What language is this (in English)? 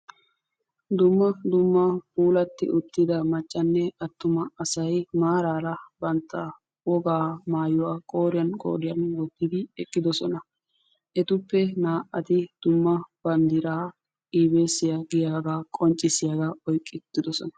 Wolaytta